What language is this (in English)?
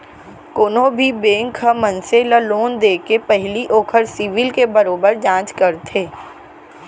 Chhattisgarhi